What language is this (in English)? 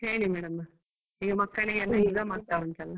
Kannada